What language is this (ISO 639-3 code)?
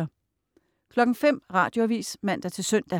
dan